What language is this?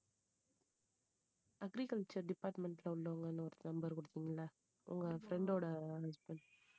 Tamil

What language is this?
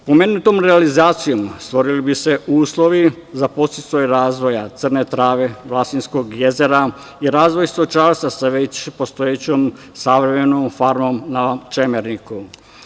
Serbian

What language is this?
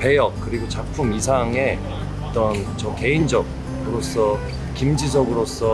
Korean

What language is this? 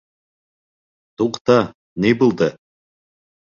Bashkir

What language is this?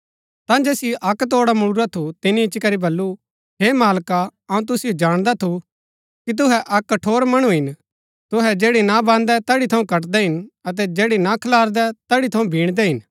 Gaddi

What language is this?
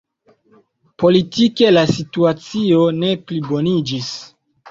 Esperanto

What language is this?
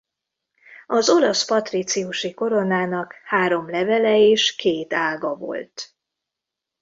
Hungarian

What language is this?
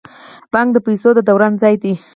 Pashto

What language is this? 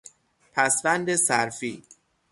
Persian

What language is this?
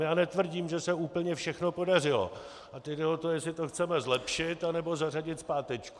Czech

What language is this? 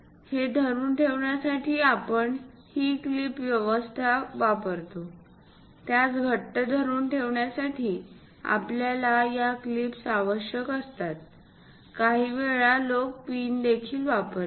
Marathi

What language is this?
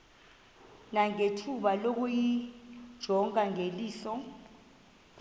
Xhosa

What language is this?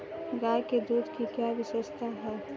Hindi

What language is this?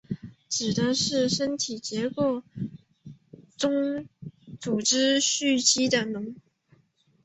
Chinese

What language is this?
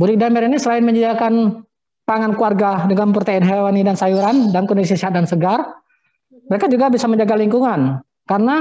Indonesian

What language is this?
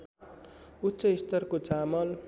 Nepali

